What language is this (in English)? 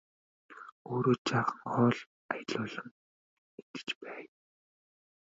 Mongolian